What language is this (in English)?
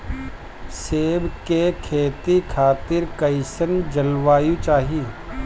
Bhojpuri